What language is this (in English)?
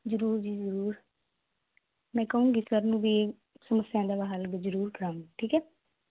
Punjabi